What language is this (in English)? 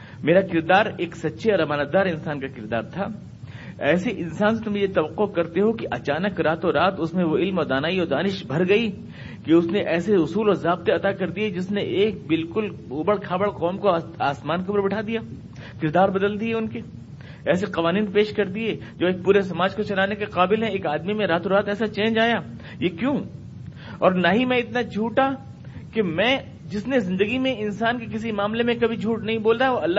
Urdu